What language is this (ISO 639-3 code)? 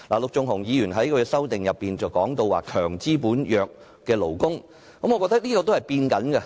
yue